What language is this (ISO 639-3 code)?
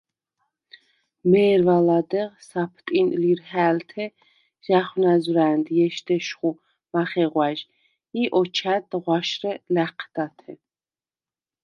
sva